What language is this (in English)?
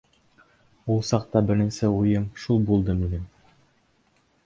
Bashkir